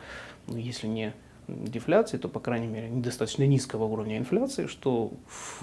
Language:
Russian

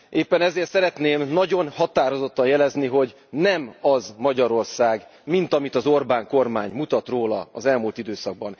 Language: Hungarian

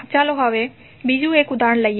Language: Gujarati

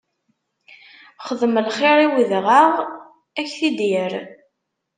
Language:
Kabyle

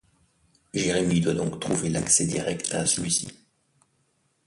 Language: French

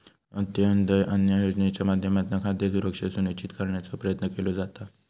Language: Marathi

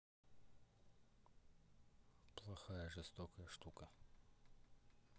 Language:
Russian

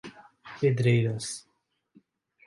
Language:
Portuguese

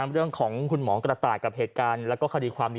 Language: Thai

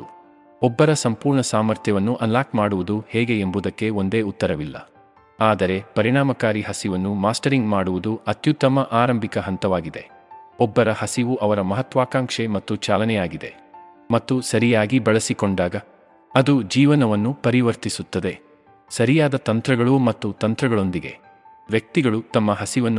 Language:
Kannada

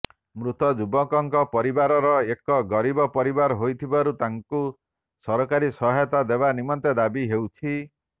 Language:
Odia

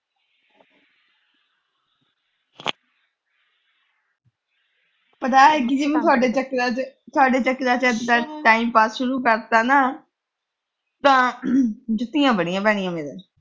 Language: Punjabi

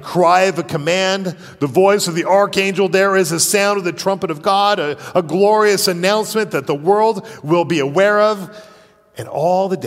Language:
English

